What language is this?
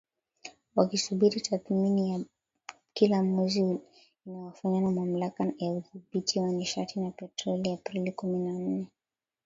Swahili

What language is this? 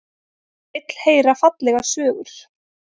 Icelandic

